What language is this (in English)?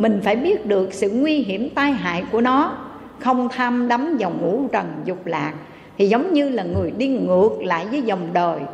Vietnamese